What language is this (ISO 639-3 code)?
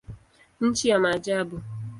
swa